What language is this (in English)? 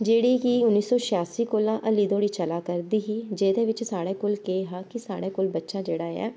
Dogri